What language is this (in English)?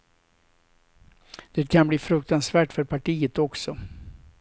Swedish